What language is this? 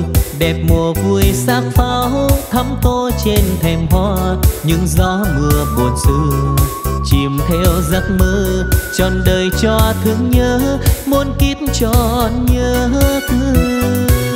Vietnamese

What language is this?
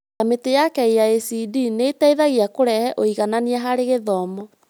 Kikuyu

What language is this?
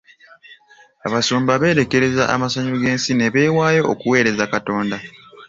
Ganda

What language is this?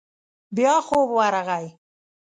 Pashto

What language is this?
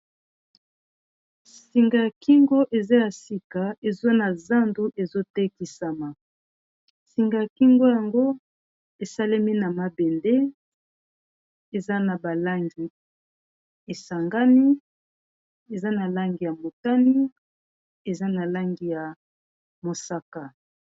Lingala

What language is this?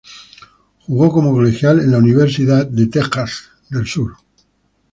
Spanish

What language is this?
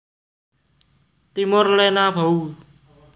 Javanese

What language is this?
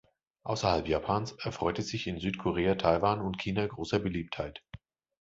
German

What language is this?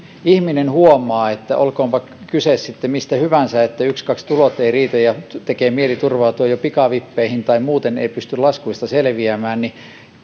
Finnish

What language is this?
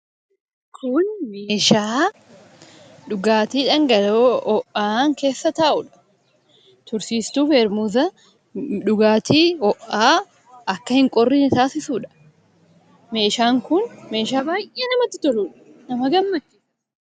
Oromo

